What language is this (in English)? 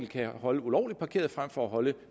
Danish